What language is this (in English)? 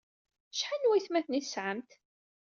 Kabyle